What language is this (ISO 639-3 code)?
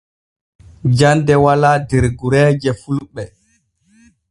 fue